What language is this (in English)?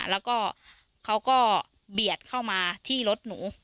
Thai